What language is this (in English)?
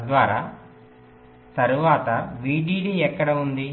Telugu